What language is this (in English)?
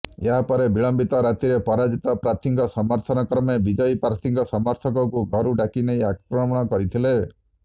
Odia